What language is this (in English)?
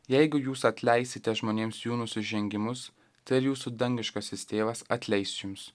Lithuanian